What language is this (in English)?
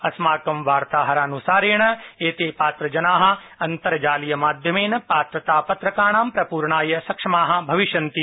Sanskrit